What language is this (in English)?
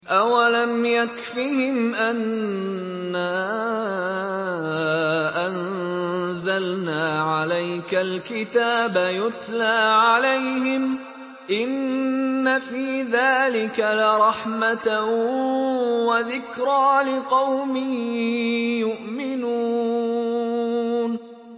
Arabic